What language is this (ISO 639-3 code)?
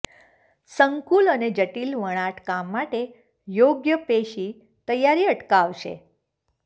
guj